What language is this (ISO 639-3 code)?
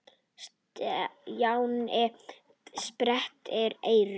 isl